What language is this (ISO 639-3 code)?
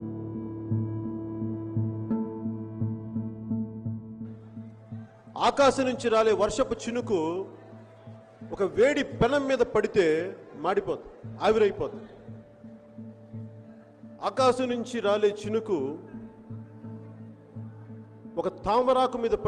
tel